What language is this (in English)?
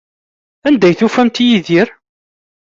Kabyle